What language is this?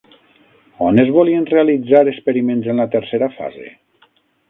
Catalan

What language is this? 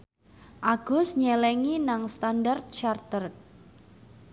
Javanese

